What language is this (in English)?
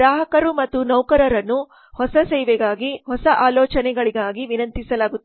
Kannada